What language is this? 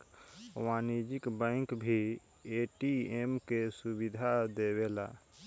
Bhojpuri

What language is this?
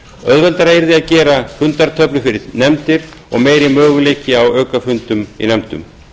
Icelandic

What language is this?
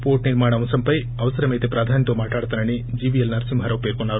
Telugu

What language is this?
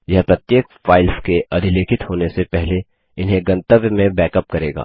Hindi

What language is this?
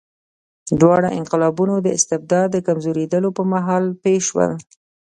Pashto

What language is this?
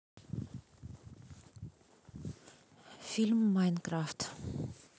Russian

